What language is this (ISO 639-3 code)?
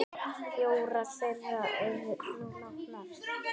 isl